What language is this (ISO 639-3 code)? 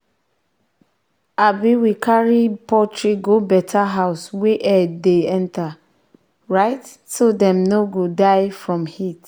pcm